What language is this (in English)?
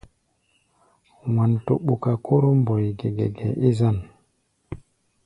Gbaya